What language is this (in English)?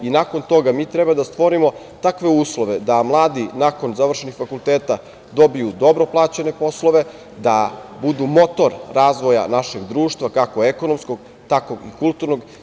Serbian